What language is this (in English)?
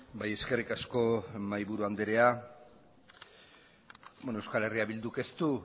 Basque